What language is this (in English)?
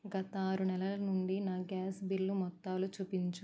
Telugu